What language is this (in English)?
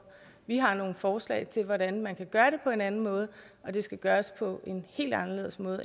Danish